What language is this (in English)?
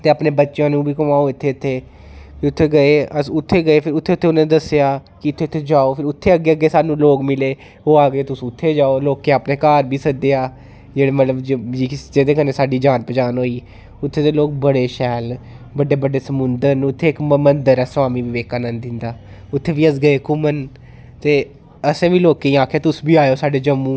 Dogri